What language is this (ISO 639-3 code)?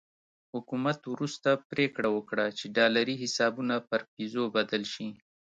pus